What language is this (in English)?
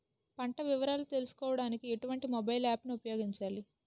Telugu